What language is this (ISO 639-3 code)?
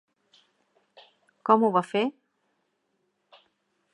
cat